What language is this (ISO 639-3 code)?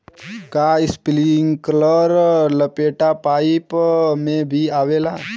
bho